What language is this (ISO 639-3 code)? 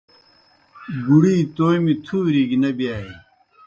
plk